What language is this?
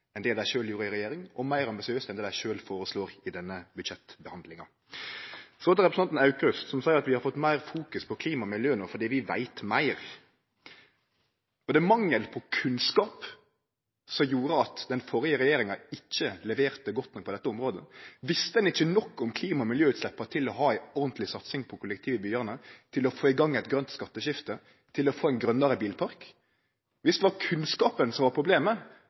Norwegian Nynorsk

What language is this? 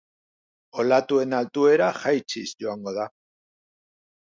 Basque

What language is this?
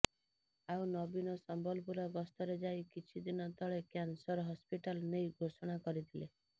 Odia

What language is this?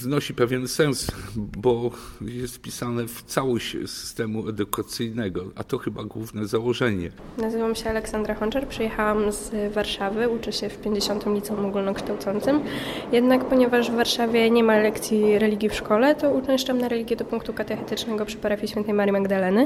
Polish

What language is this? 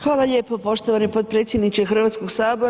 Croatian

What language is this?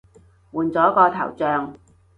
Cantonese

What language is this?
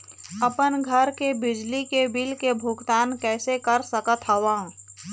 Chhattisgarhi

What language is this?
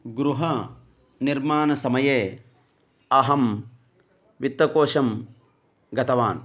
Sanskrit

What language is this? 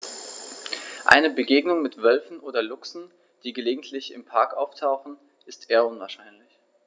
German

